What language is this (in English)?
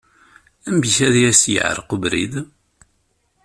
Kabyle